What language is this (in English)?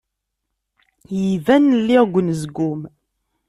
Kabyle